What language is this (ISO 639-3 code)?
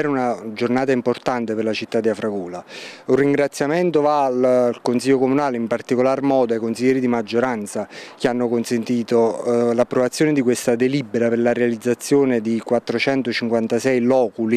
ita